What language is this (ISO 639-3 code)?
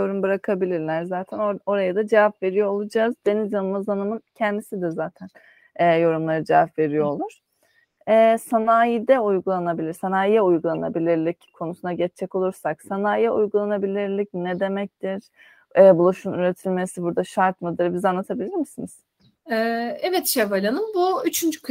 tur